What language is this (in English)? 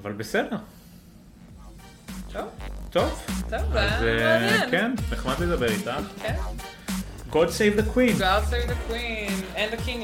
Hebrew